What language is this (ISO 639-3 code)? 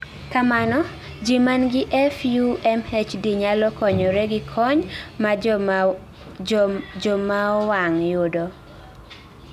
luo